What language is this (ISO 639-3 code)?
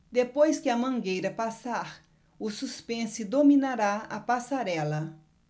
por